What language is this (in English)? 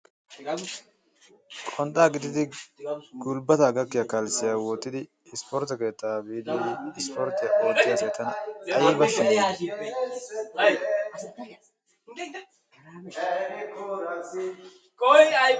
Wolaytta